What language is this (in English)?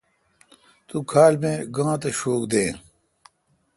Kalkoti